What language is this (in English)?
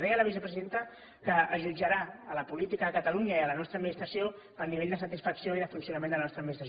Catalan